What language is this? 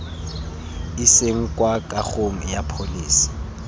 Tswana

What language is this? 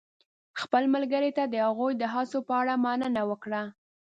Pashto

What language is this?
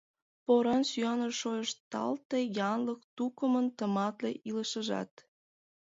Mari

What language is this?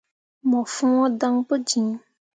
Mundang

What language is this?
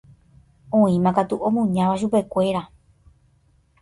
Guarani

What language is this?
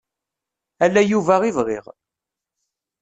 Kabyle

